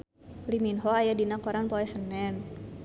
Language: Sundanese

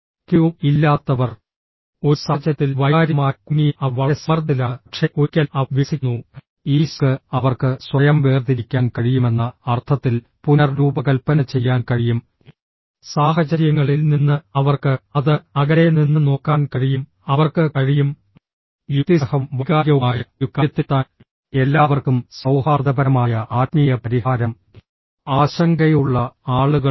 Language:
Malayalam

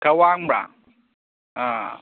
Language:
Manipuri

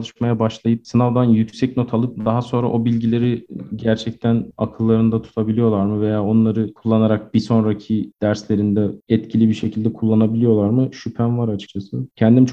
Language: Turkish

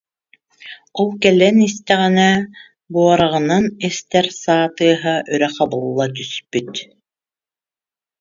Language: Yakut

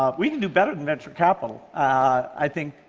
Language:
English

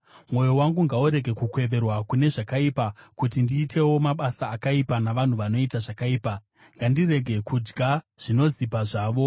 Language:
Shona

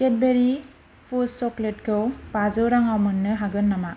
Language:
Bodo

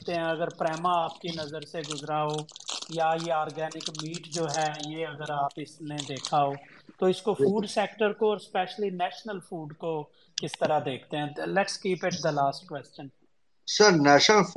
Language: Urdu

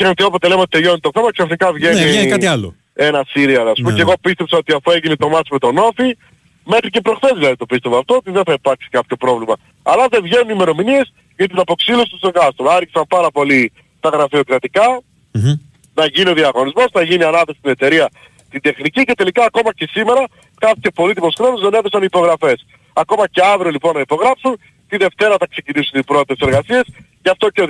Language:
Greek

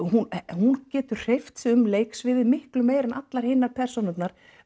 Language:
Icelandic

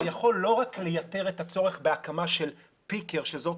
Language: Hebrew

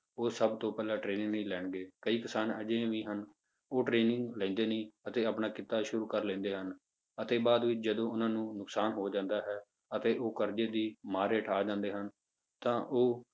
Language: Punjabi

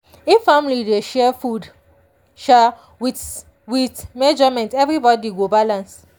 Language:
Nigerian Pidgin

